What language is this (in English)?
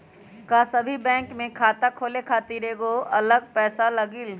Magahi